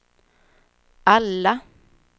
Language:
Swedish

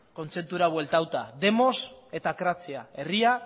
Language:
Basque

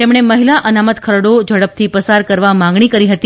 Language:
Gujarati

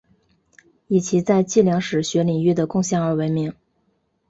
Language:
Chinese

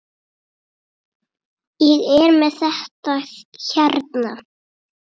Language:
Icelandic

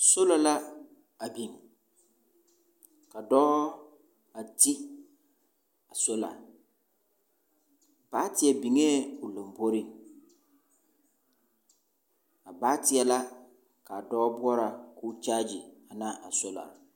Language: Southern Dagaare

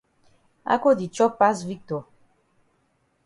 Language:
Cameroon Pidgin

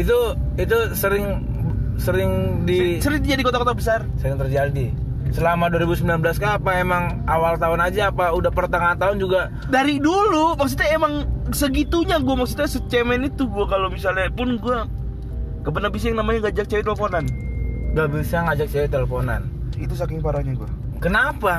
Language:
Indonesian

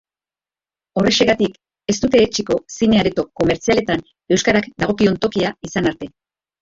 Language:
Basque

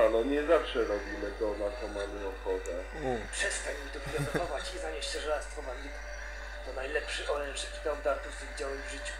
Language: Polish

